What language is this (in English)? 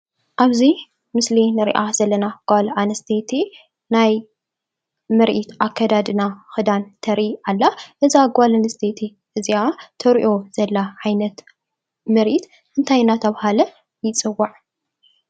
Tigrinya